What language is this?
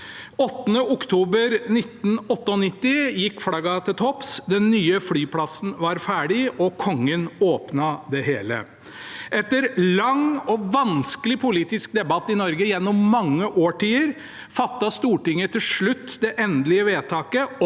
Norwegian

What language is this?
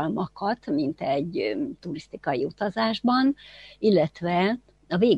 Hungarian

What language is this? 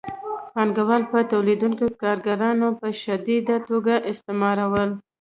Pashto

